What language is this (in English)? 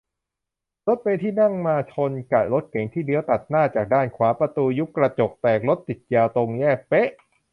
Thai